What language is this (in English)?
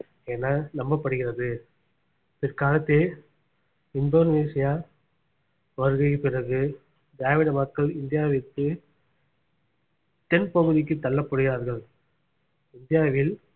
Tamil